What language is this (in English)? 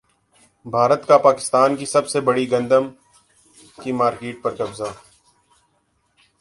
Urdu